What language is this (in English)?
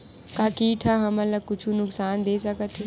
Chhattisgarhi